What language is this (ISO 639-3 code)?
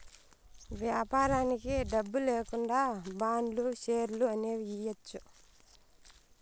tel